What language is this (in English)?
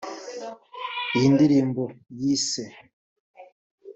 Kinyarwanda